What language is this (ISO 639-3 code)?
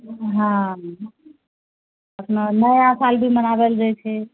mai